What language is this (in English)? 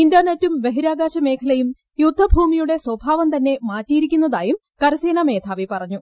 Malayalam